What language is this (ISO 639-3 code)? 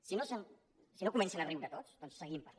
cat